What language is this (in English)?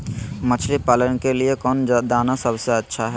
Magahi